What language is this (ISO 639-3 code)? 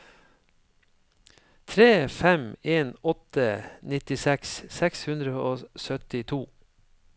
nor